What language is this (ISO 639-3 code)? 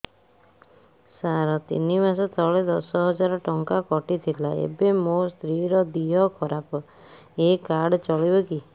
ori